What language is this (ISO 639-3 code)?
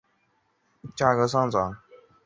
zho